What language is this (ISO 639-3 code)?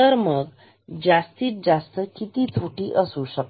mar